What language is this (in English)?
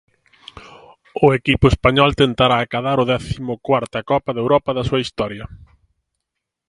Galician